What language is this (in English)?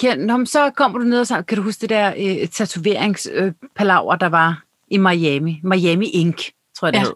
Danish